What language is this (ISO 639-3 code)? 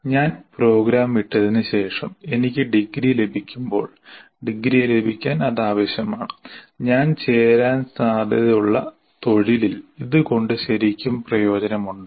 mal